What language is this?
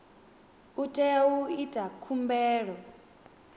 Venda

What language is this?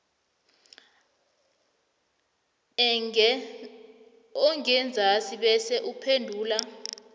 South Ndebele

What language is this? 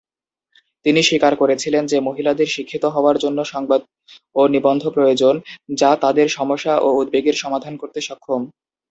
Bangla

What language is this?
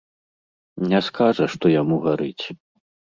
Belarusian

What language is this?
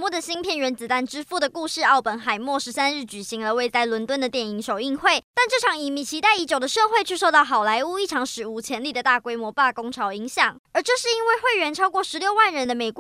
Chinese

